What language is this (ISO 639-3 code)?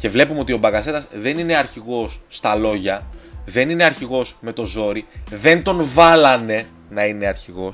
ell